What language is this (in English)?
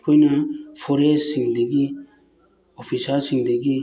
Manipuri